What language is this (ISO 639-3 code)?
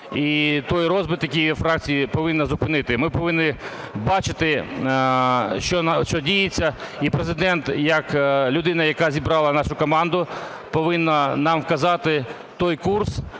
ukr